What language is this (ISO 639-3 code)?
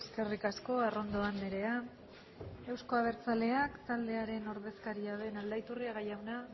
eus